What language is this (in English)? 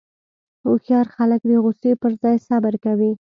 Pashto